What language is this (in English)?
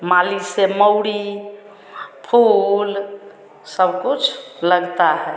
Hindi